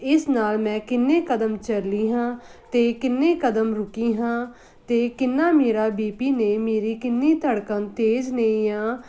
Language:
Punjabi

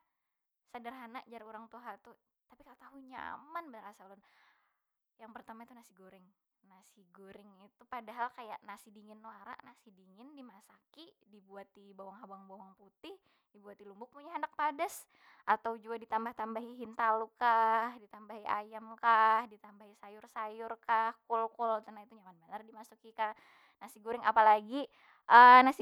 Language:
Banjar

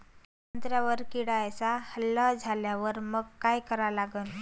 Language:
Marathi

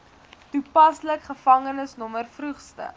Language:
Afrikaans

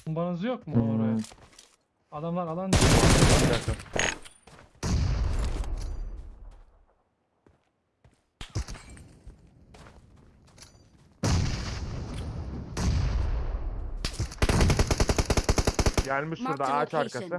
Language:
Turkish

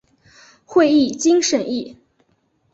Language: Chinese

